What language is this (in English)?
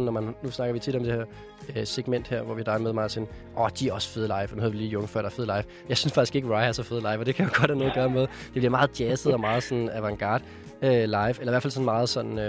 Danish